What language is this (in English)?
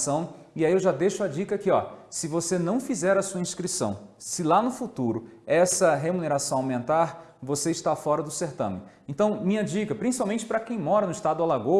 Portuguese